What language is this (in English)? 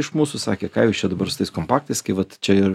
Lithuanian